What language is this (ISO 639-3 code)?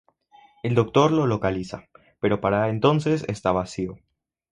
spa